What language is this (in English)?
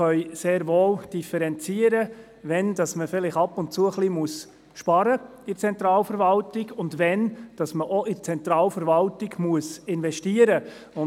Swiss German